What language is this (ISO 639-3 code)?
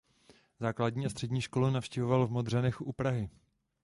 ces